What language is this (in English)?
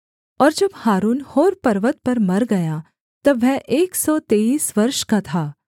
Hindi